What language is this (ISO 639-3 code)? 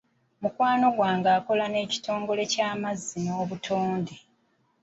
lug